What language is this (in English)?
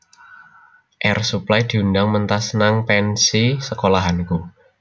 Javanese